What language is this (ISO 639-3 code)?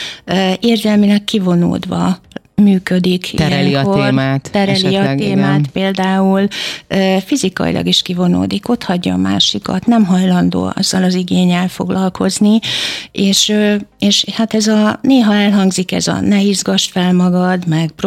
hun